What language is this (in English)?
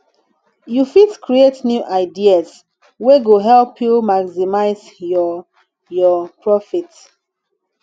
Nigerian Pidgin